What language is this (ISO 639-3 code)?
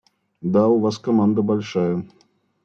rus